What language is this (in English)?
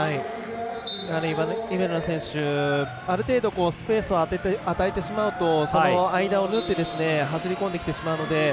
Japanese